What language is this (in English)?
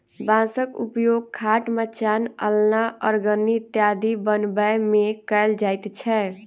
Maithili